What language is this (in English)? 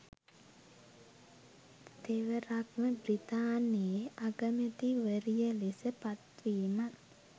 Sinhala